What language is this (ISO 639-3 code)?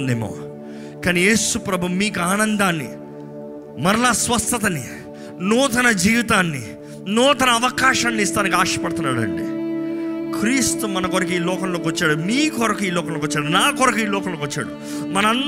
tel